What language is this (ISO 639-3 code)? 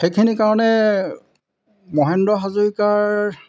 asm